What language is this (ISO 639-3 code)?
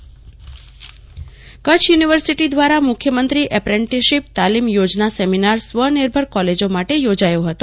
guj